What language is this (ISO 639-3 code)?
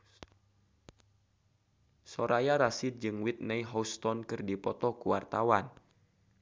sun